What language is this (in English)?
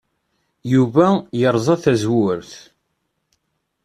Kabyle